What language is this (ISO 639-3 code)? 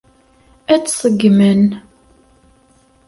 kab